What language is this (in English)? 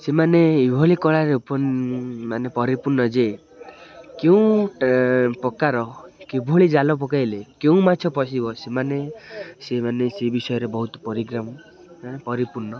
Odia